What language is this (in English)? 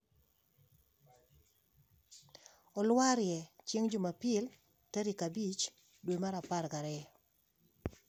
Luo (Kenya and Tanzania)